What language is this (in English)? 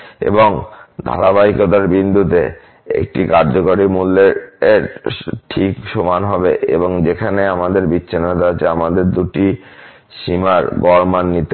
Bangla